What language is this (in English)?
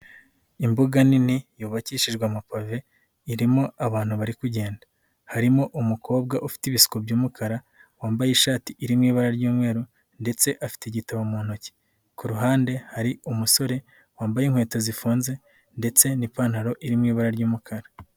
Kinyarwanda